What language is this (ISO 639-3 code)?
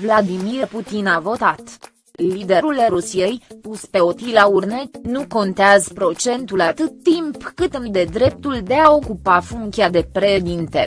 ron